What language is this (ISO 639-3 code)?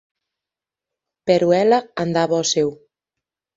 glg